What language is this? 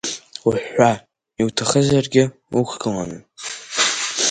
Abkhazian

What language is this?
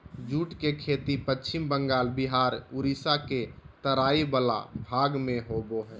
Magahi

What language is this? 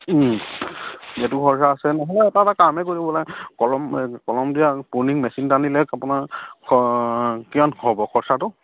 Assamese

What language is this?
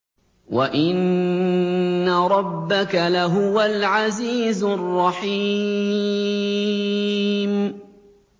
Arabic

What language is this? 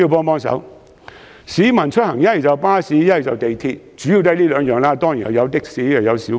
Cantonese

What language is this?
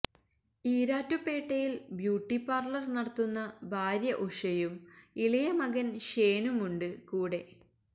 Malayalam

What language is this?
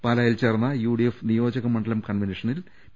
Malayalam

